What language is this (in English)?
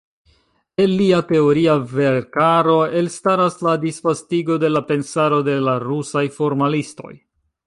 Esperanto